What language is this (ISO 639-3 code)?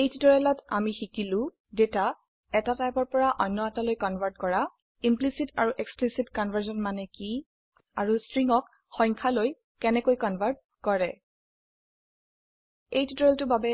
asm